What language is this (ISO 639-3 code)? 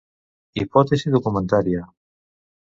cat